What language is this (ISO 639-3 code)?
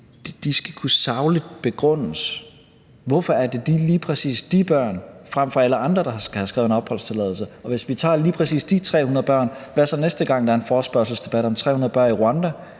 dan